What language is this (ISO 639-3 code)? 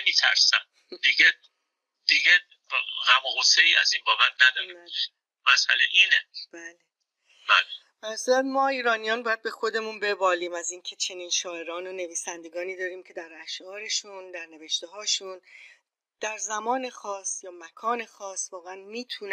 fas